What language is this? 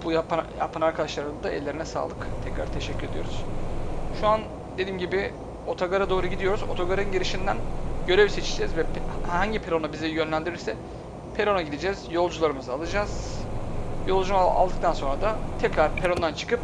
Turkish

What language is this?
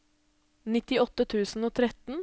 Norwegian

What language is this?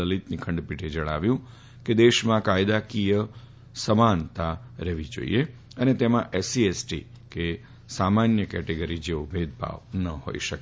Gujarati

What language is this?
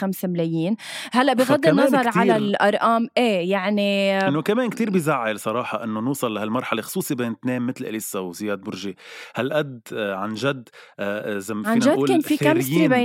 Arabic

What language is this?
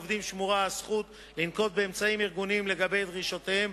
Hebrew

